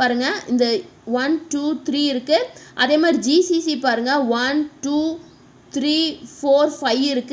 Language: Hindi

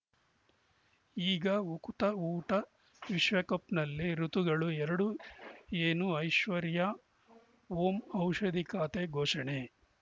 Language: Kannada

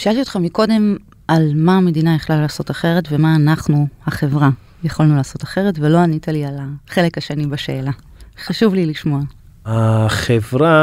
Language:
Hebrew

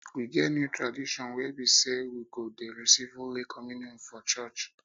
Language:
Nigerian Pidgin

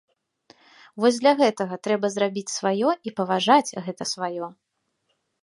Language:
Belarusian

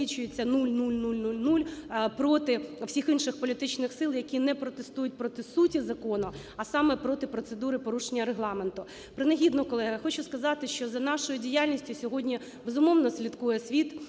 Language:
Ukrainian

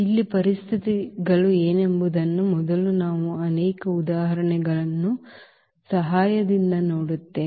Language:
Kannada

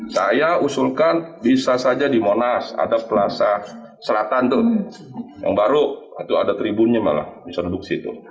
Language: Indonesian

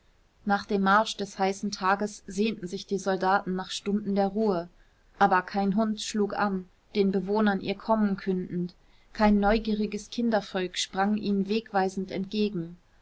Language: German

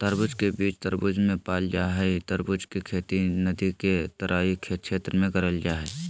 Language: Magahi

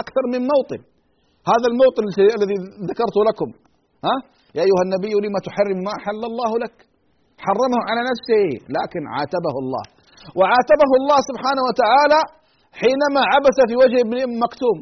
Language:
Arabic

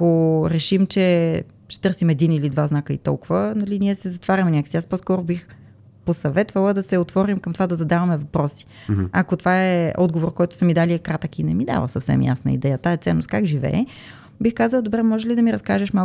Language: Bulgarian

